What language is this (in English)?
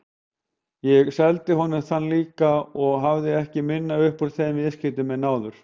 Icelandic